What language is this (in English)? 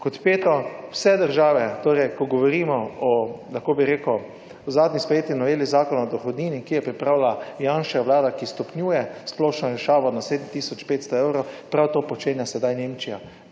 Slovenian